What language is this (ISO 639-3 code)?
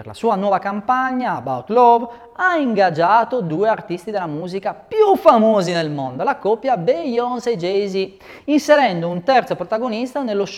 ita